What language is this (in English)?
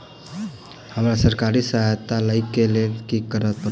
Maithili